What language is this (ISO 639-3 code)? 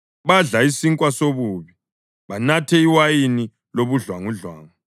nde